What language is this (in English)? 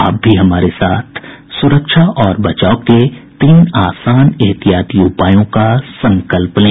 Hindi